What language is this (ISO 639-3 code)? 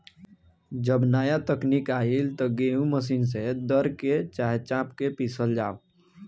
bho